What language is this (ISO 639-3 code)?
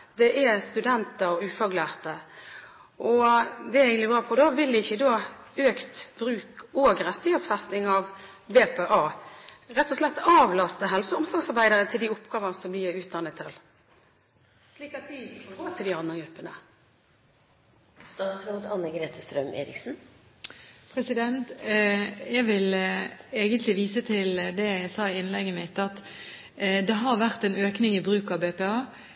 nob